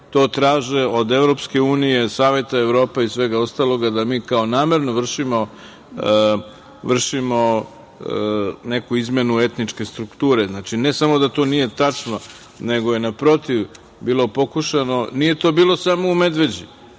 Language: Serbian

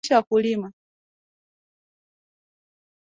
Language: Swahili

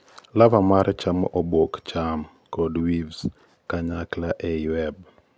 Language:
Luo (Kenya and Tanzania)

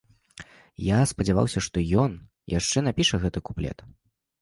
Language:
Belarusian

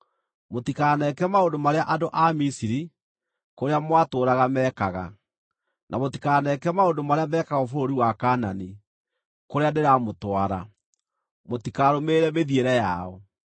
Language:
Kikuyu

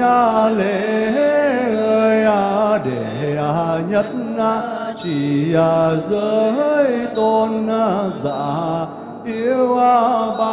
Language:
Vietnamese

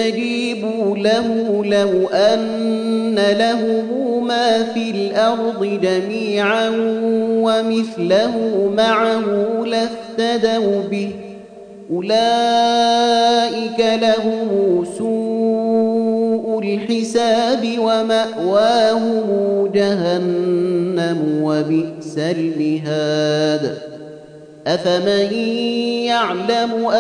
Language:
Arabic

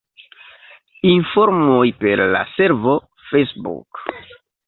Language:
Esperanto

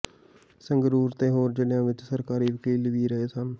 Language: Punjabi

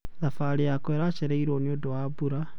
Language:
Kikuyu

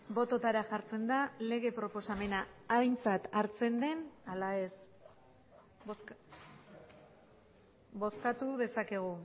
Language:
Basque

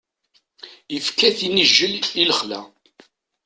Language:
Kabyle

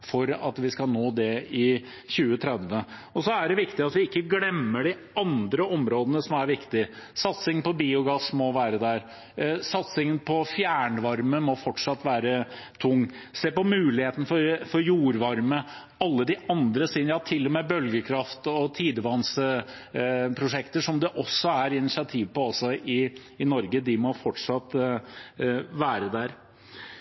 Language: Norwegian Bokmål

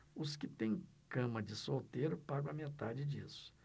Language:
Portuguese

